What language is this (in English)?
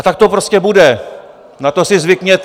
Czech